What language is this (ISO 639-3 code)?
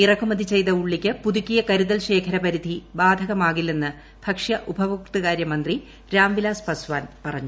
mal